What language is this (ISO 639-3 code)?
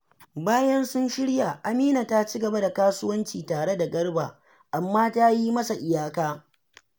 hau